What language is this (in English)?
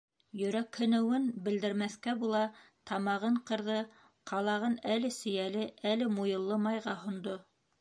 Bashkir